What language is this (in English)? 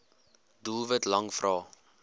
Afrikaans